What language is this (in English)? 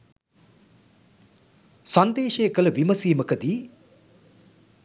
Sinhala